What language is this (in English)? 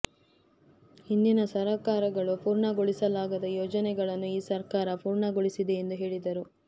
Kannada